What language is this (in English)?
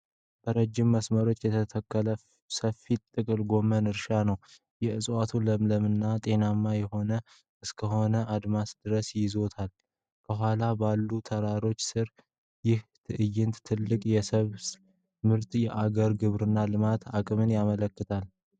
Amharic